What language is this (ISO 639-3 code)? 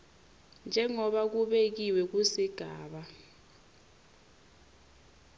ssw